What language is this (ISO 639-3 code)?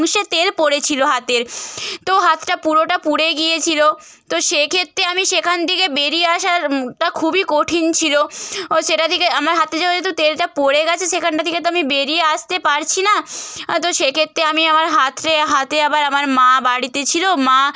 ben